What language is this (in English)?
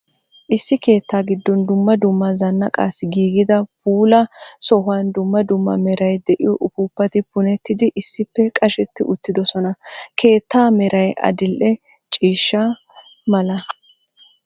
Wolaytta